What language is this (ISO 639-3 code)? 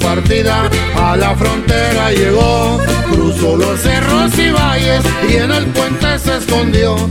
spa